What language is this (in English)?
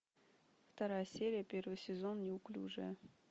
Russian